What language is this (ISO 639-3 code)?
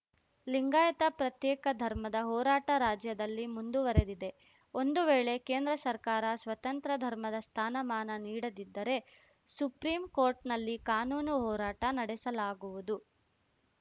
kan